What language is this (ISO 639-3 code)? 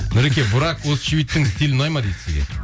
kaz